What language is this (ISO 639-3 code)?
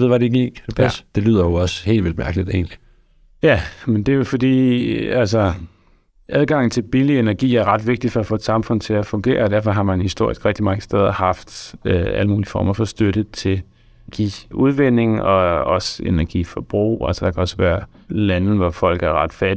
dan